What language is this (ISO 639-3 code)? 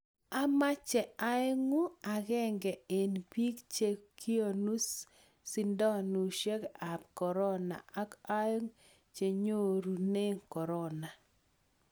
kln